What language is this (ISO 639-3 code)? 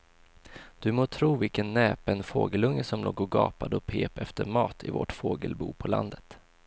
swe